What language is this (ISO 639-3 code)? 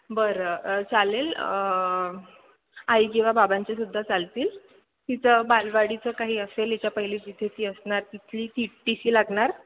mar